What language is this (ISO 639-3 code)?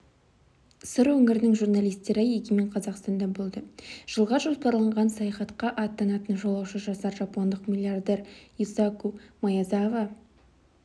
kaz